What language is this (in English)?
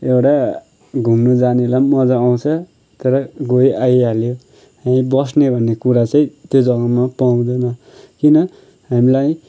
Nepali